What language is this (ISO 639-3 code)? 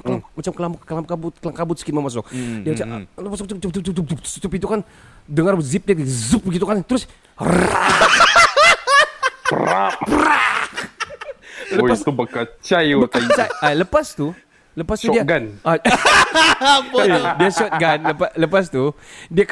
msa